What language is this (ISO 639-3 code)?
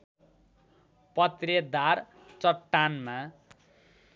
nep